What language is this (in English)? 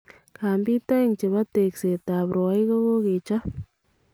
Kalenjin